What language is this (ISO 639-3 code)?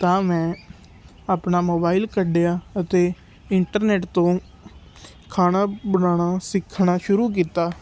pan